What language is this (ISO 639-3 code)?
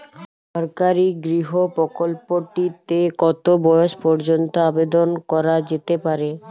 ben